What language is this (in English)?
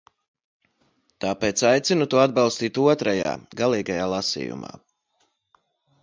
Latvian